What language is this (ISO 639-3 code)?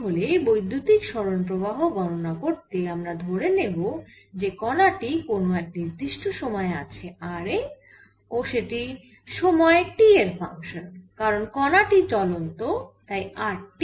ben